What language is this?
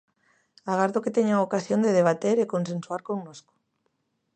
Galician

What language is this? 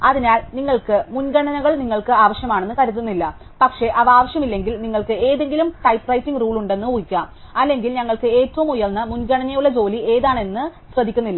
Malayalam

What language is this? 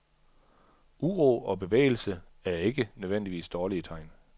Danish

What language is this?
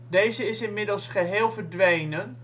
Dutch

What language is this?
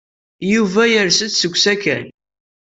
Kabyle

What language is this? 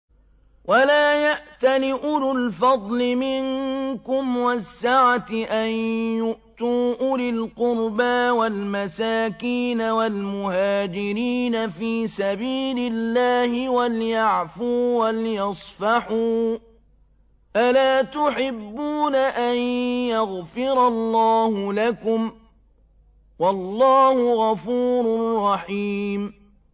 Arabic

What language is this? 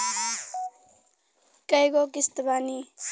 Bhojpuri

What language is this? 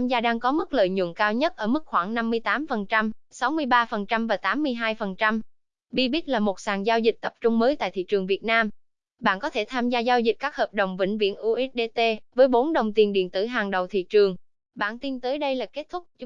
Vietnamese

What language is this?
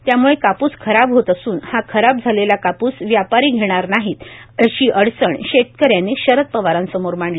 Marathi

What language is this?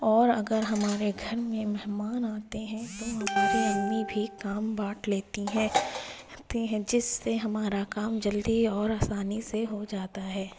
Urdu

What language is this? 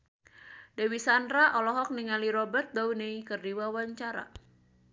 Sundanese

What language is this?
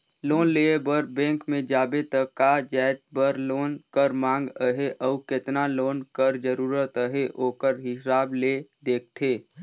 Chhattisgarhi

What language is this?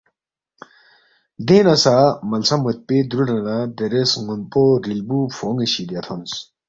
Balti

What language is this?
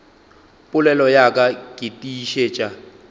Northern Sotho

